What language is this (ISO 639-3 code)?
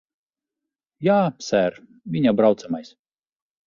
lav